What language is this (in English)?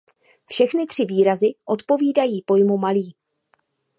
Czech